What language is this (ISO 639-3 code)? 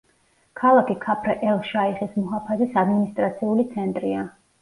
kat